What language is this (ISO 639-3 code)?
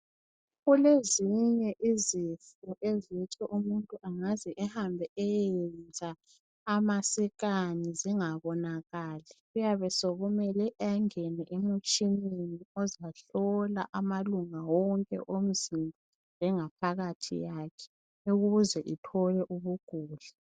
nde